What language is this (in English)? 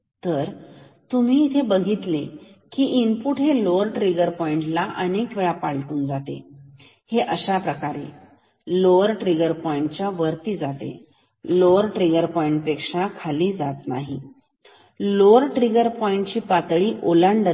Marathi